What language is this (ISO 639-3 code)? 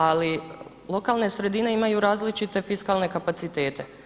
hrv